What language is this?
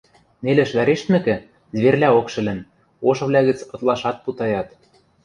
Western Mari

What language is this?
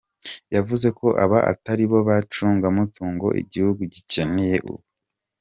Kinyarwanda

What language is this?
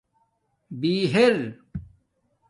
Domaaki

